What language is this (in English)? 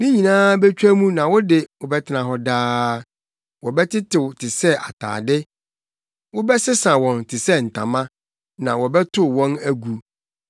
Akan